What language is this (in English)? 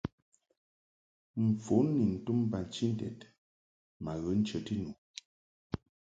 Mungaka